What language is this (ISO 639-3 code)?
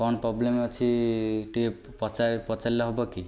ori